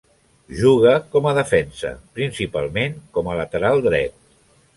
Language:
Catalan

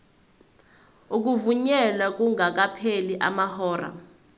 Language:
Zulu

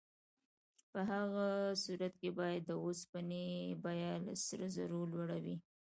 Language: Pashto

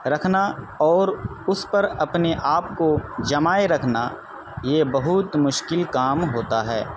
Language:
Urdu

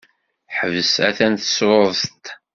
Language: Kabyle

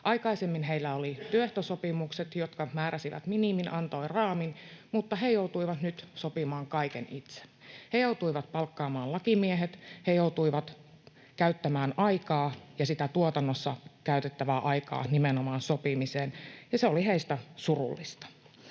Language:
Finnish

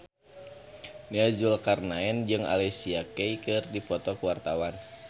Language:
Sundanese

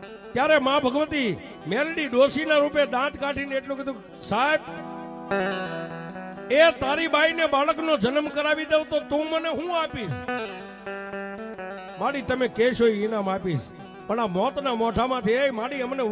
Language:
Arabic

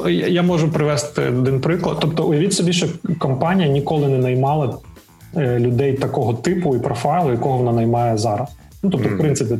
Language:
Ukrainian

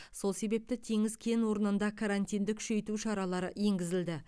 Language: Kazakh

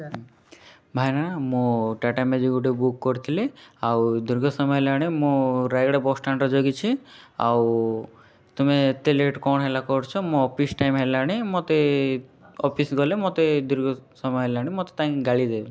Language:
Odia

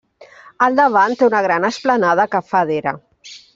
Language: Catalan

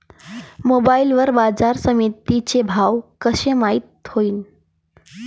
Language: Marathi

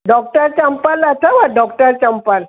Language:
Sindhi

